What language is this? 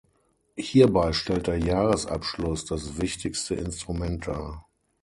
German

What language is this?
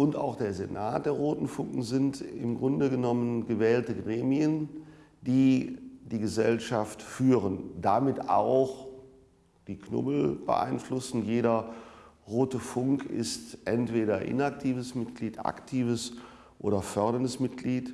German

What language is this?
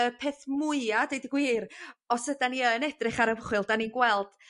Welsh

